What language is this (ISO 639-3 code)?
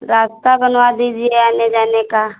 hin